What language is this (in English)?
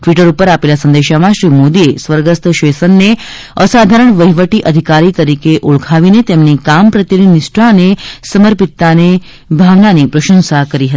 Gujarati